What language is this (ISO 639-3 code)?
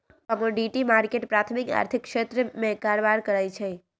mag